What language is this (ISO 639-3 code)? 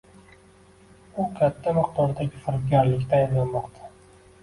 uzb